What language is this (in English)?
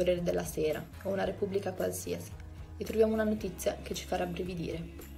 Italian